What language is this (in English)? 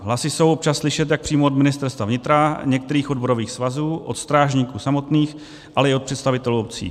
Czech